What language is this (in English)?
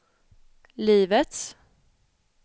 Swedish